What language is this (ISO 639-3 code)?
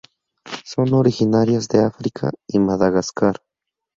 spa